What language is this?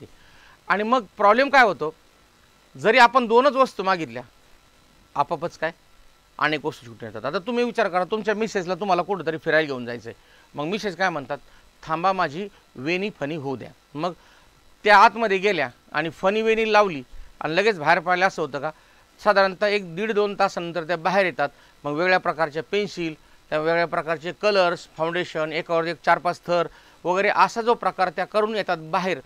Hindi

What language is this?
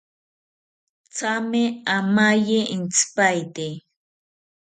South Ucayali Ashéninka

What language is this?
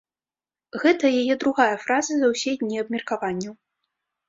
Belarusian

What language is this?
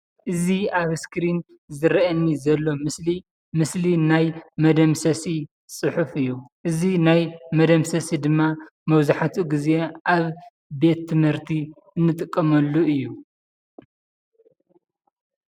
Tigrinya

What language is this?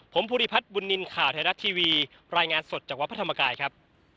Thai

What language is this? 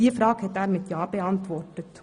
Swiss German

